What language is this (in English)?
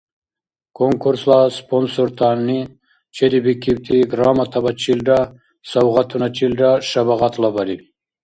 Dargwa